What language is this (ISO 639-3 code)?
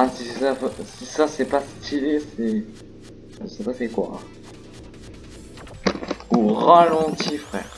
fra